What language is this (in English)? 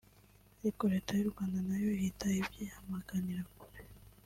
Kinyarwanda